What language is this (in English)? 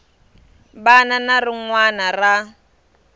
Tsonga